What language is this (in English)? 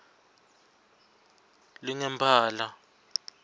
Swati